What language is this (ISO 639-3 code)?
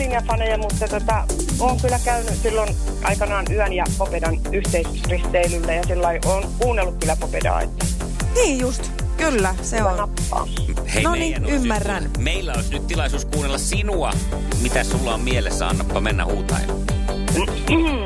fin